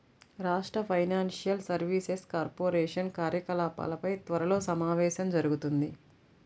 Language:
Telugu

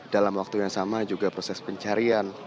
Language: Indonesian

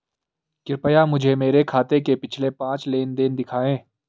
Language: Hindi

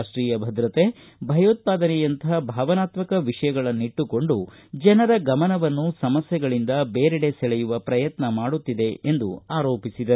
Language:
Kannada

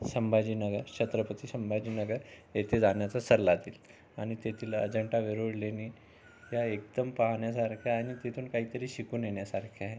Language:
Marathi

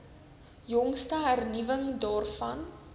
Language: Afrikaans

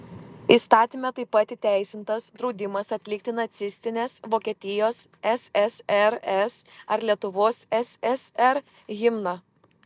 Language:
Lithuanian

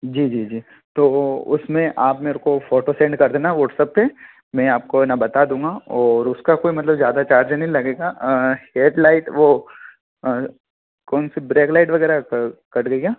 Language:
Hindi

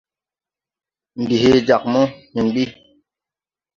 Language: Tupuri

